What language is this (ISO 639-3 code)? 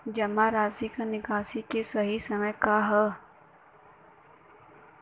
bho